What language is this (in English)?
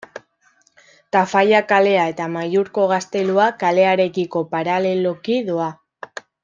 Basque